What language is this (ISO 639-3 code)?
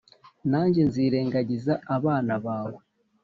kin